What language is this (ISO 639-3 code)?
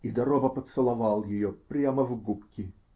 rus